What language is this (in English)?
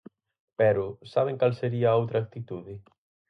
Galician